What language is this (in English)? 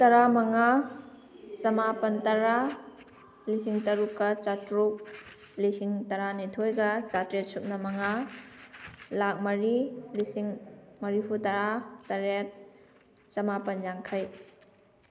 Manipuri